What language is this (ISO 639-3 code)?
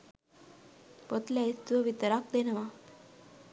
sin